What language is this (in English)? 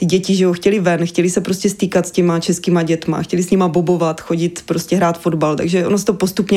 Czech